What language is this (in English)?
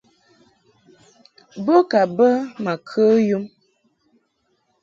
Mungaka